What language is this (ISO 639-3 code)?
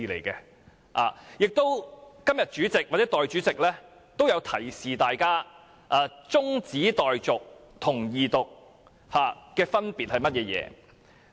yue